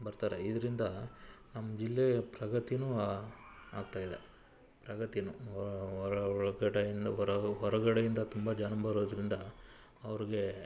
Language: Kannada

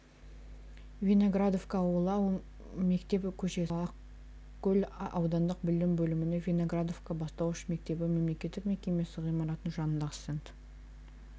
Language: Kazakh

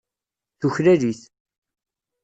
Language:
Kabyle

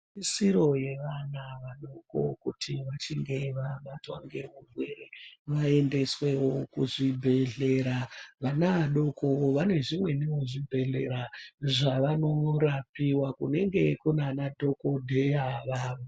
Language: Ndau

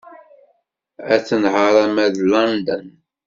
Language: Kabyle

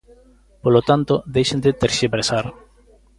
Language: Galician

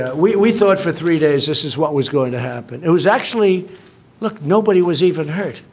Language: English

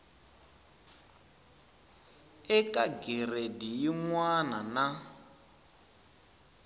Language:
Tsonga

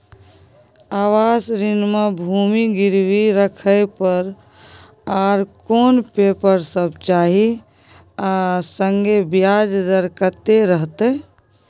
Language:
Maithili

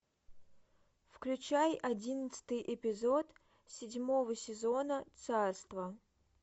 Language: Russian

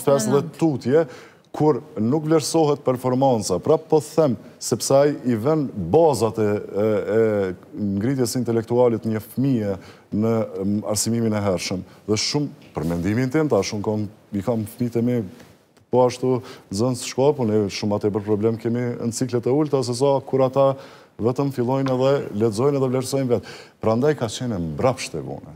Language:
Romanian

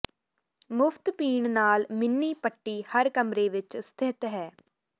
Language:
Punjabi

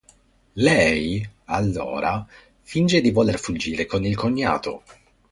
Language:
Italian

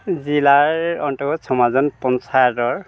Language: Assamese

